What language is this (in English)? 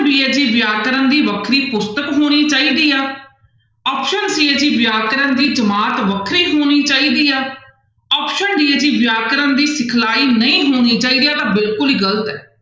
Punjabi